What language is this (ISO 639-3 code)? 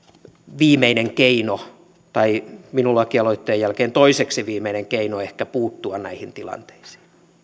fin